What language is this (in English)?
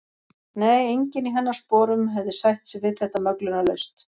Icelandic